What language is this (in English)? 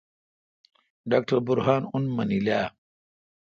Kalkoti